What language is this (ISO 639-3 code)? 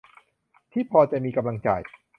tha